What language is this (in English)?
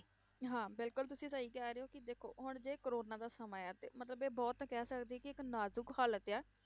Punjabi